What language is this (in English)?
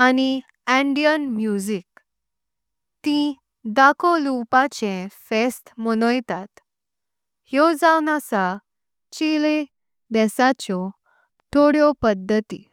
Konkani